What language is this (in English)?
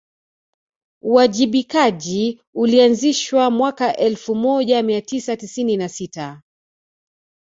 Swahili